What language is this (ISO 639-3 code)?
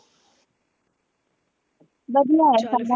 pan